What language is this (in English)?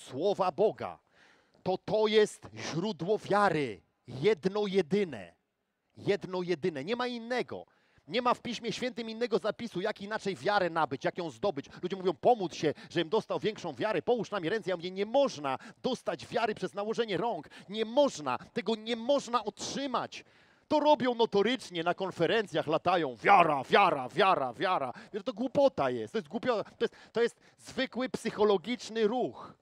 Polish